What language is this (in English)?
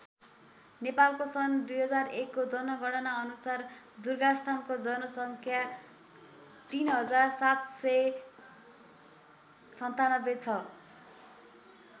Nepali